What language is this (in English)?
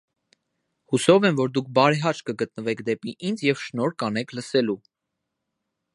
Armenian